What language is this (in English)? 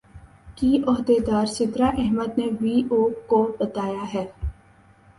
Urdu